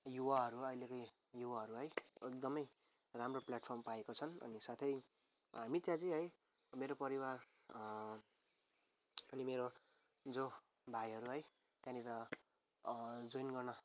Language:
Nepali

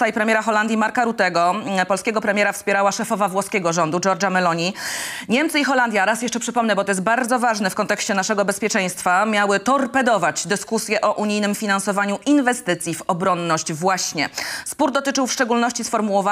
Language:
Polish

